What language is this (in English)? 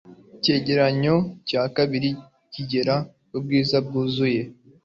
Kinyarwanda